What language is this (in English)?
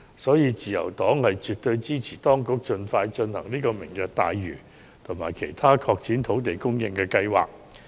Cantonese